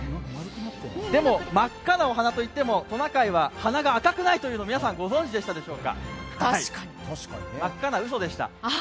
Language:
Japanese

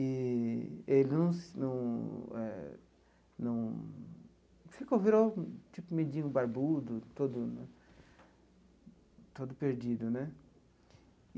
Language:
Portuguese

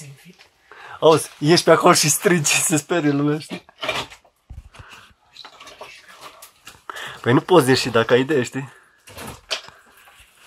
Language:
Romanian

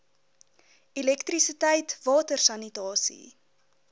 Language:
Afrikaans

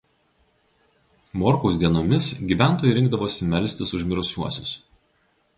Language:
Lithuanian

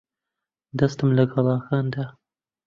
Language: Central Kurdish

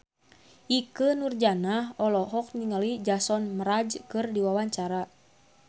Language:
Sundanese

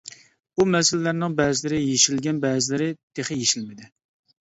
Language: Uyghur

